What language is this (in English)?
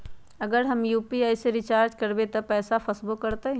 Magahi